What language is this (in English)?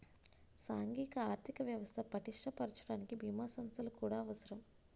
Telugu